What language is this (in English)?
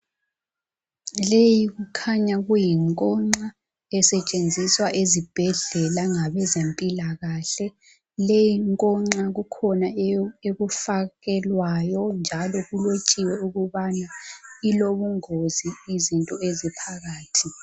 North Ndebele